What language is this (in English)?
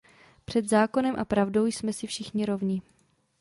Czech